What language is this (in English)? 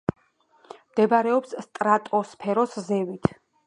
Georgian